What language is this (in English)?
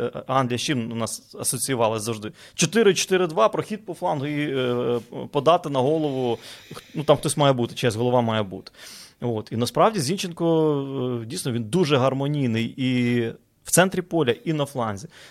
Ukrainian